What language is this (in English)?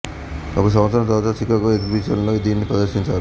Telugu